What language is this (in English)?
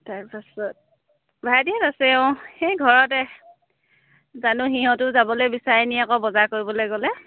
Assamese